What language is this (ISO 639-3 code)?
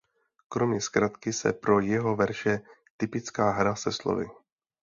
ces